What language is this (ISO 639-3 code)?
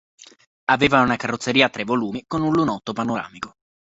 ita